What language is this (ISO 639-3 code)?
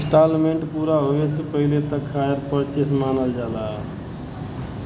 bho